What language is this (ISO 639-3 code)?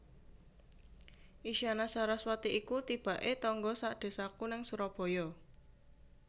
jav